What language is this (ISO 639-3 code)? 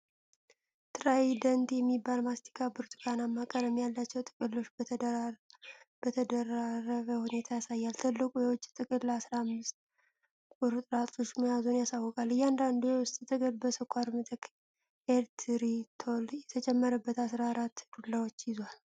amh